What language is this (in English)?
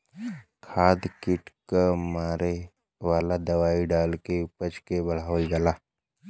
Bhojpuri